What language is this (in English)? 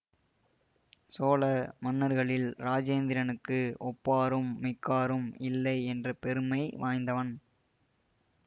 Tamil